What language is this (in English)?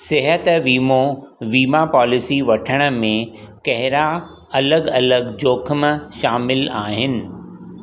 Sindhi